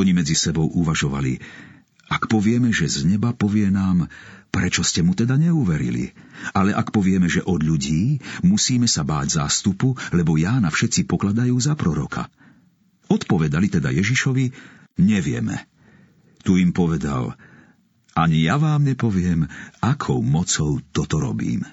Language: Slovak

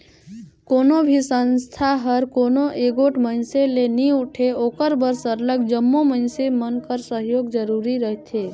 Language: Chhattisgarhi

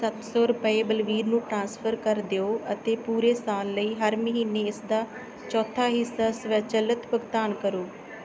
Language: Punjabi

